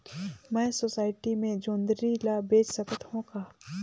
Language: Chhattisgarhi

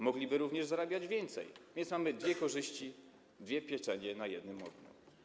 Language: Polish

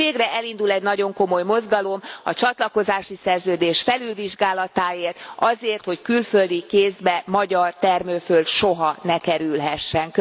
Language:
Hungarian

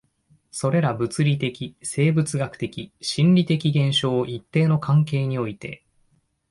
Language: Japanese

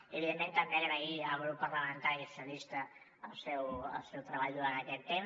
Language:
Catalan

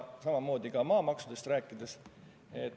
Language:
Estonian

